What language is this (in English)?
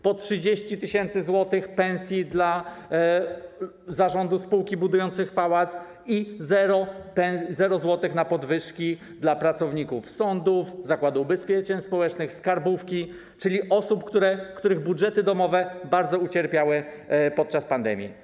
Polish